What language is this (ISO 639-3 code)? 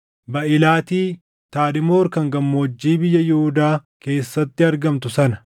orm